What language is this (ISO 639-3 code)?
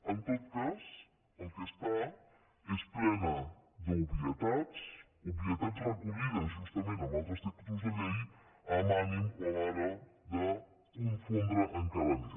cat